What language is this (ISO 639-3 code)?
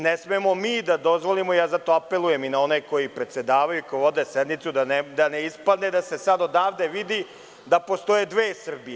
srp